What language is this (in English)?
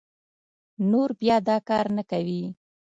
Pashto